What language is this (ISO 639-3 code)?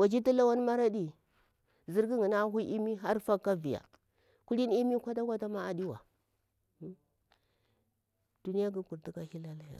bwr